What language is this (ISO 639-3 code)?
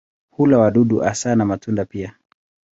swa